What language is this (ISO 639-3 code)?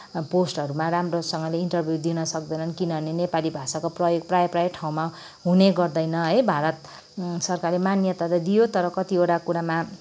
nep